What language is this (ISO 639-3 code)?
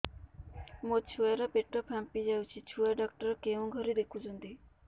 ori